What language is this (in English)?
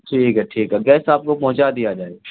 Urdu